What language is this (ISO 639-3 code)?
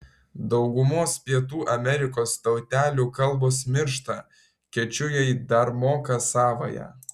lit